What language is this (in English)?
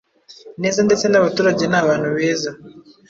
Kinyarwanda